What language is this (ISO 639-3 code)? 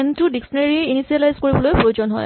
asm